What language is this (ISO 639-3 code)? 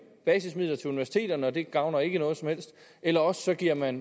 dan